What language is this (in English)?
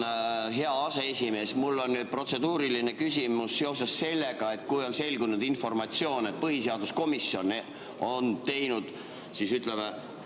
Estonian